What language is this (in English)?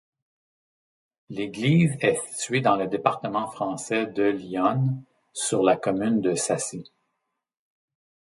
French